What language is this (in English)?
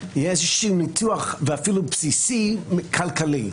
Hebrew